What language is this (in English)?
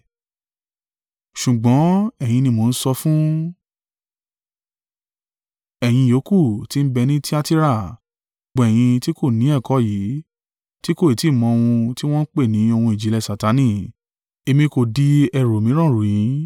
Yoruba